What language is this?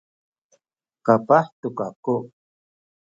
Sakizaya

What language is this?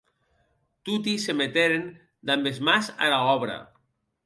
Occitan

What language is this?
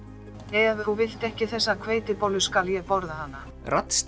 Icelandic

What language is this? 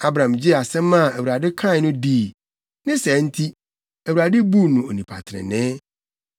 Akan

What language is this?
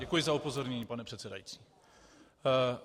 Czech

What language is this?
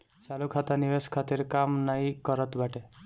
Bhojpuri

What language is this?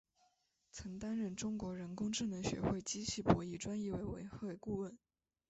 Chinese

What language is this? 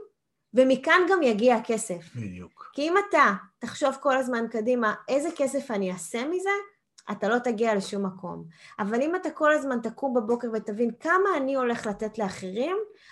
Hebrew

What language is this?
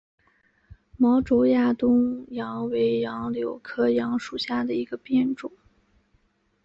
Chinese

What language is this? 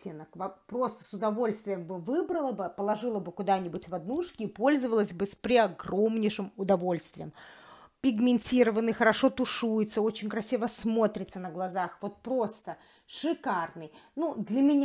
Russian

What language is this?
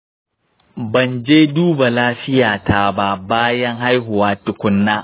Hausa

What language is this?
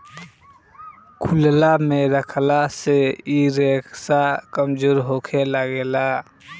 Bhojpuri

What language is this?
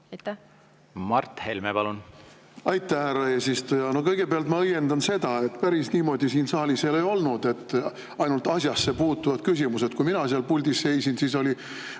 Estonian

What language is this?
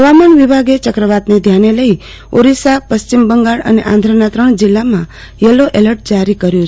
Gujarati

